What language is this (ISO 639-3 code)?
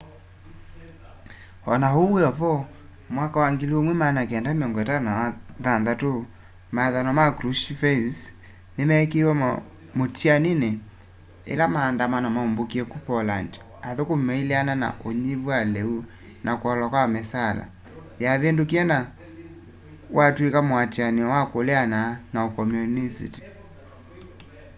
kam